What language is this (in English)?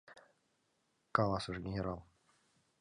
Mari